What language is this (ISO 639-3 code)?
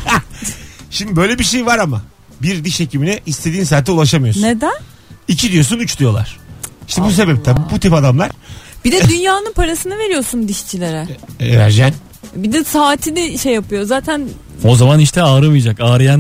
tur